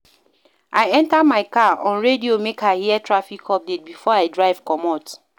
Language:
Nigerian Pidgin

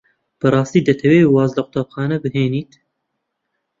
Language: Central Kurdish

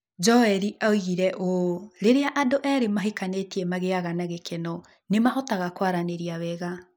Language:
Kikuyu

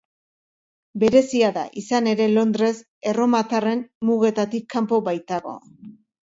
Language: Basque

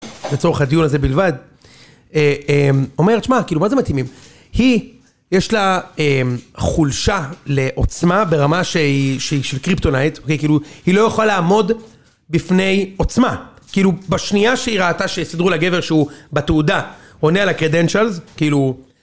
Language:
Hebrew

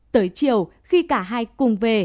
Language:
Vietnamese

